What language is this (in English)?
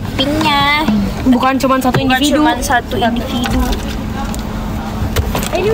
Indonesian